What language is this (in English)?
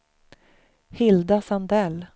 Swedish